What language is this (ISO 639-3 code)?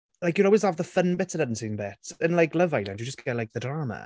eng